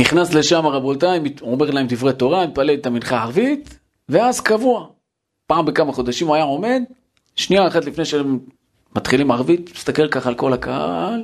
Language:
Hebrew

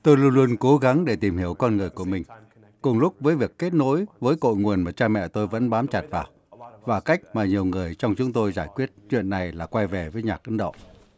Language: Vietnamese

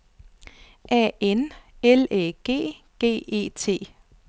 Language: Danish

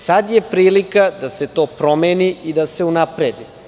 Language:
Serbian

